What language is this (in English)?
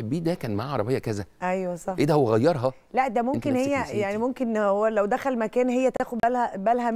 Arabic